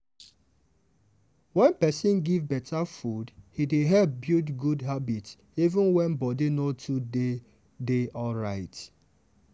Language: Nigerian Pidgin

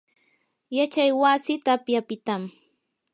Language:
Yanahuanca Pasco Quechua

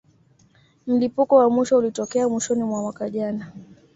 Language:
Swahili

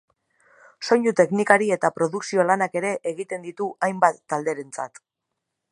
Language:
Basque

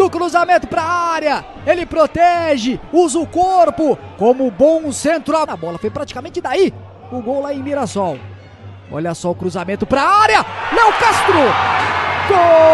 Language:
Portuguese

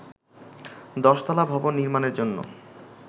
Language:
Bangla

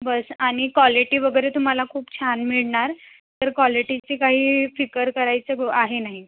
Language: Marathi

